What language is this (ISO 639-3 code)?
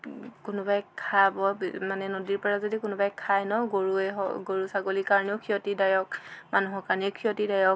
asm